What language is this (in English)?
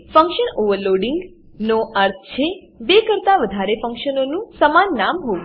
Gujarati